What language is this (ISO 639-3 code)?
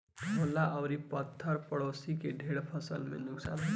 bho